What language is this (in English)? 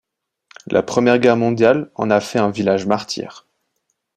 French